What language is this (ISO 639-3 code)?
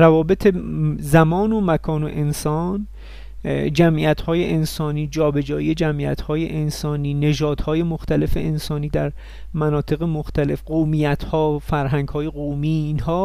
fas